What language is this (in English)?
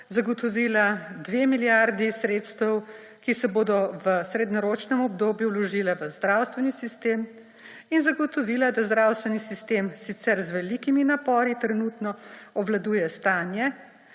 Slovenian